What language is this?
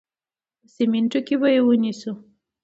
Pashto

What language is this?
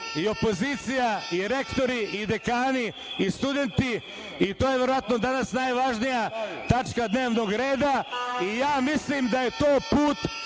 Serbian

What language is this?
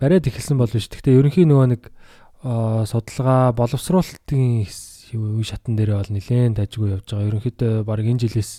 Korean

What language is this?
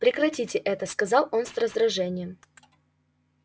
Russian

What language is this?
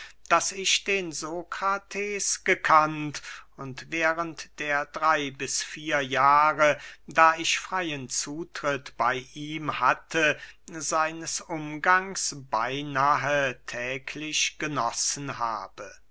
German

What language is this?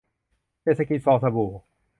Thai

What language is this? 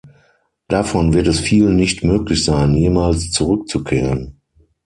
German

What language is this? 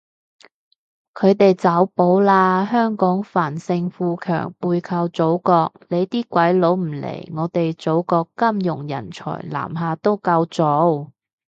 Cantonese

